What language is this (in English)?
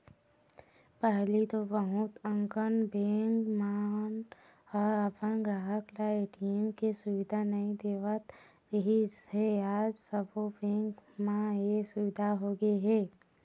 Chhattisgarhi